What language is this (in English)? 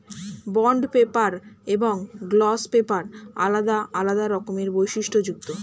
Bangla